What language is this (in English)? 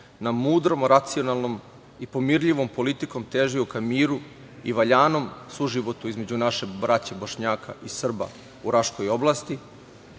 Serbian